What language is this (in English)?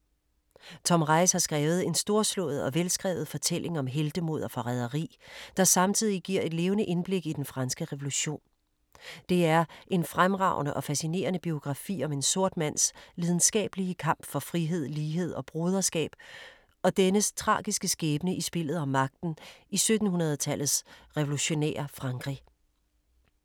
Danish